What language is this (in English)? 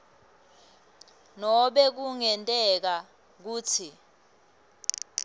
Swati